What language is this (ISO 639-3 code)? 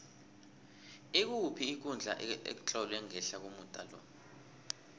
nbl